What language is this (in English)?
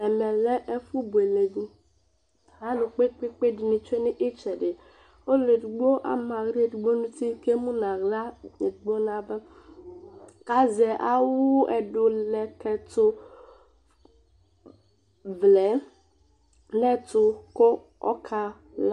Ikposo